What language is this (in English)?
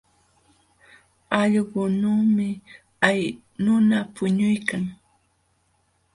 Jauja Wanca Quechua